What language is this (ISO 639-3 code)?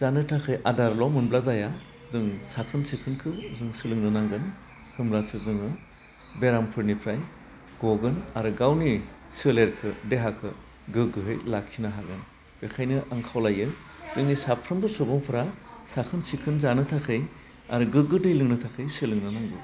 brx